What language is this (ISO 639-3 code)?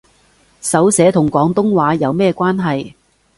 yue